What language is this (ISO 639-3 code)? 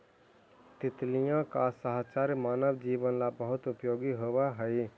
mag